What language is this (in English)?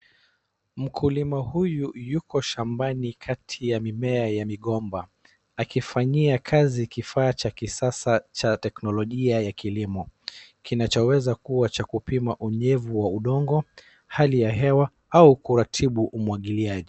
Swahili